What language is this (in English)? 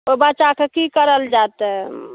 Maithili